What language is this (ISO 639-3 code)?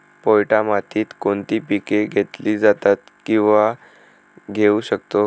mar